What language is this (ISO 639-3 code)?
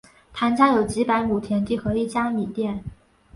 zho